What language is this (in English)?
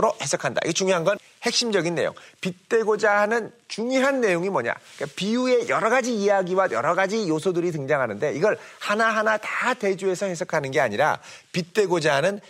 Korean